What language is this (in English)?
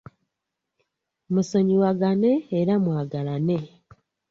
Ganda